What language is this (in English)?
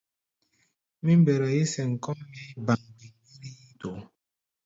Gbaya